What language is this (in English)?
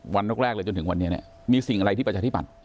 Thai